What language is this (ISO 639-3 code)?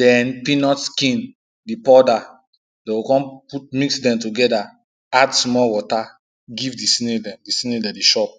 pcm